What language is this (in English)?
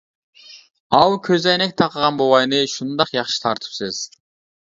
Uyghur